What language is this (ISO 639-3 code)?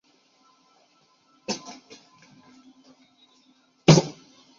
zho